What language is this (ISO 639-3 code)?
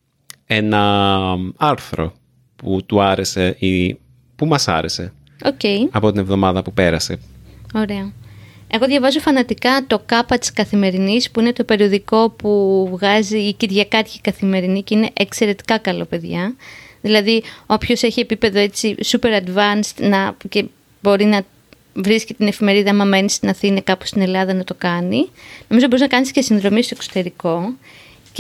ell